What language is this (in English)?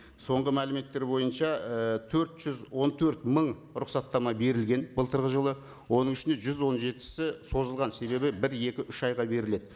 Kazakh